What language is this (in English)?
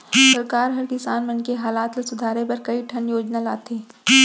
Chhattisgarhi